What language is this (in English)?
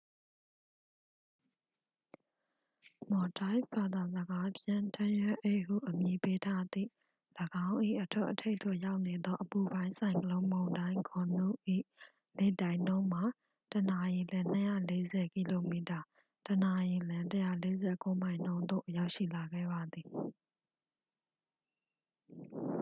Burmese